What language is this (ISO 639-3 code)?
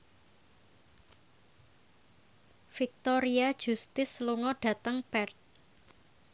jav